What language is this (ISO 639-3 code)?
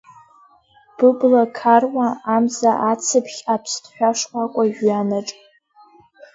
abk